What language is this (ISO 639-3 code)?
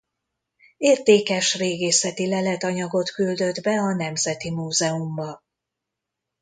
hun